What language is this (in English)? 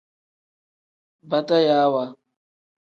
Tem